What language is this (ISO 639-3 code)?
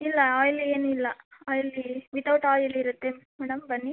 kan